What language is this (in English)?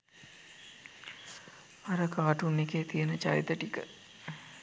Sinhala